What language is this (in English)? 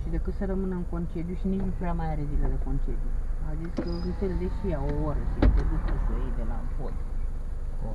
Romanian